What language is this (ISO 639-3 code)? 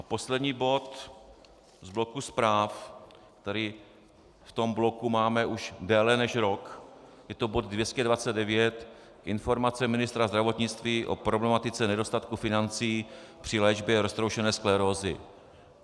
ces